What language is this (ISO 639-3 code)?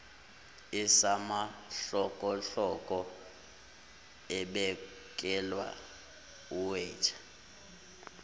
zul